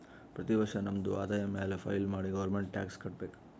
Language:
Kannada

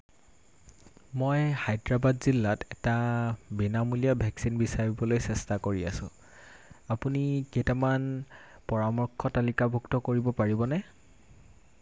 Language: Assamese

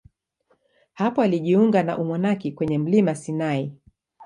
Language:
Swahili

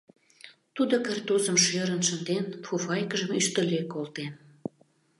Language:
Mari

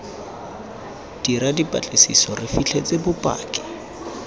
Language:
Tswana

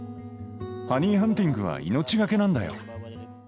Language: Japanese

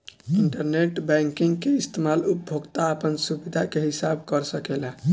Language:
Bhojpuri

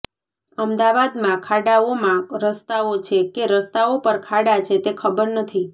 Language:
Gujarati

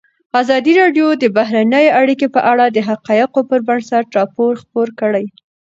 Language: Pashto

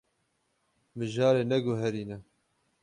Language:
Kurdish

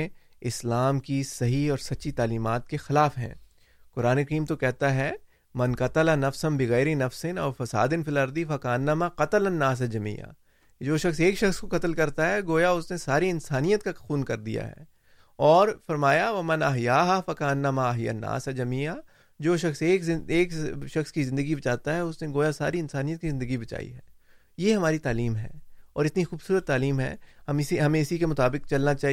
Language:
Urdu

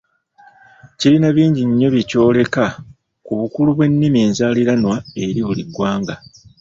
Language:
Ganda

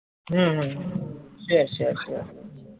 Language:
Gujarati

